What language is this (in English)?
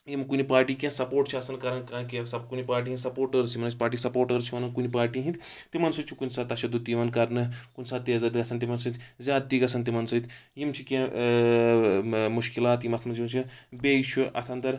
Kashmiri